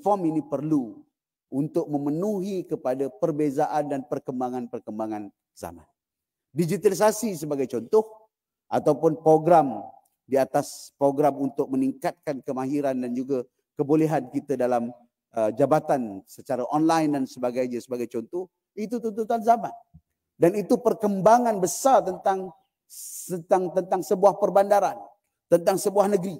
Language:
Malay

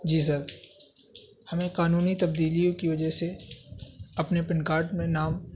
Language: Urdu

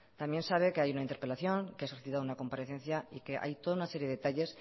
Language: Spanish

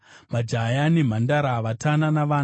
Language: Shona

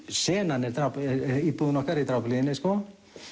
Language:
Icelandic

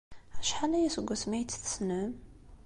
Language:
Kabyle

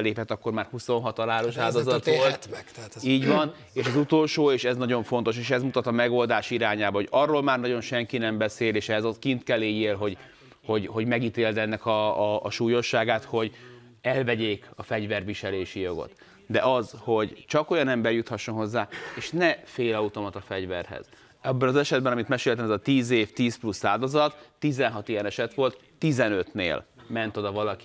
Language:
Hungarian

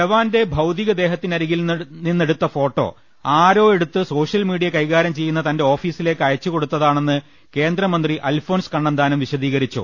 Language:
Malayalam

